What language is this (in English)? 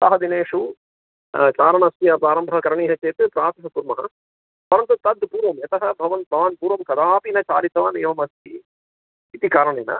Sanskrit